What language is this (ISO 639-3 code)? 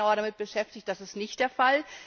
deu